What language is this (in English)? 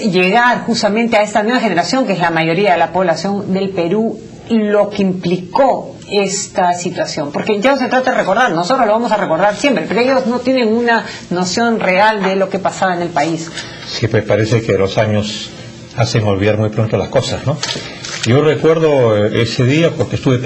Spanish